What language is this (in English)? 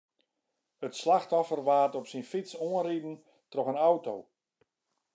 Western Frisian